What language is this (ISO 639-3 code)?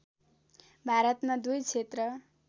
nep